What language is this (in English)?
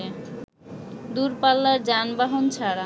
Bangla